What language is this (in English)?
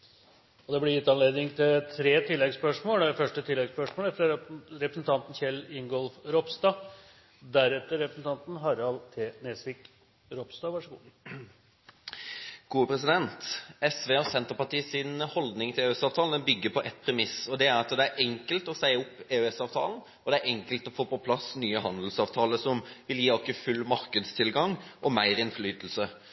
Norwegian Bokmål